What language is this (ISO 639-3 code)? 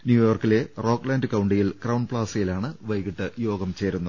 mal